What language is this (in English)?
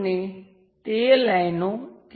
Gujarati